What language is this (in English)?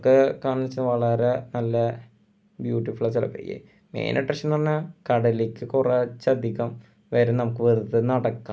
Malayalam